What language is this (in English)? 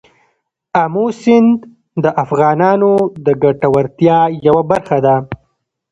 Pashto